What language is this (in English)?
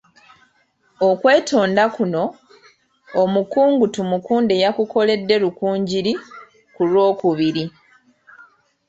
Ganda